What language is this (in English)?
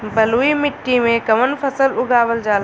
Bhojpuri